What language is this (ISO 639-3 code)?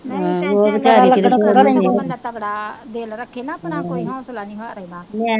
pan